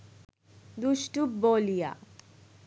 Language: Bangla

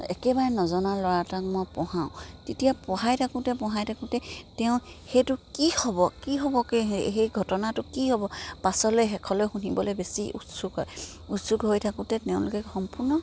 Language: Assamese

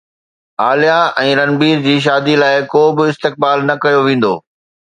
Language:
Sindhi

